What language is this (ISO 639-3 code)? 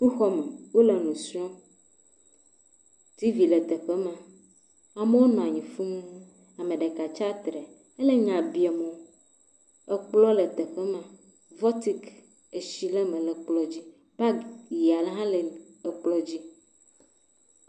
ewe